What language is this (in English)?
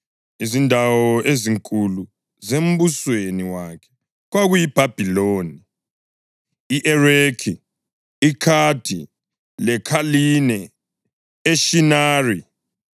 North Ndebele